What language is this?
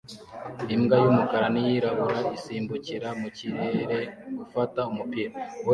Kinyarwanda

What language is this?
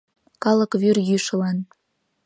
Mari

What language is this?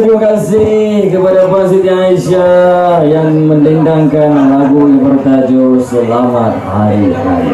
Malay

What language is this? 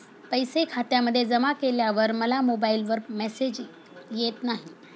Marathi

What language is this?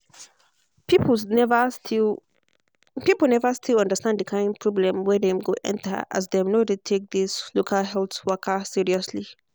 Nigerian Pidgin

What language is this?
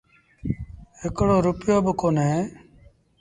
Sindhi Bhil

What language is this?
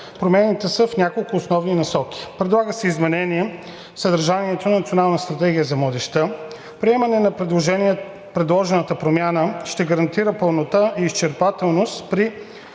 Bulgarian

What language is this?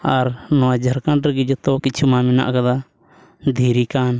Santali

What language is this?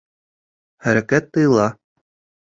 Bashkir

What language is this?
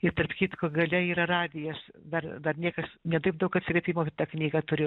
Lithuanian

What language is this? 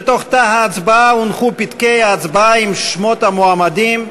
Hebrew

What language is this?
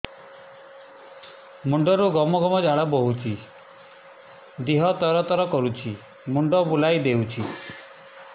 Odia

